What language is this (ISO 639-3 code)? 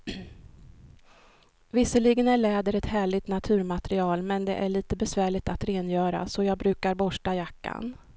swe